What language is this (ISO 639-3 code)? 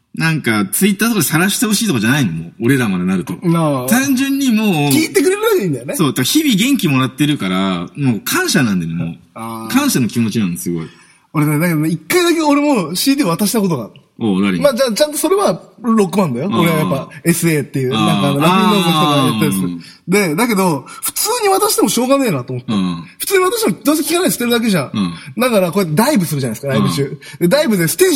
jpn